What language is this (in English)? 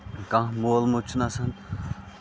Kashmiri